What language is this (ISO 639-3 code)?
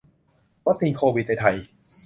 tha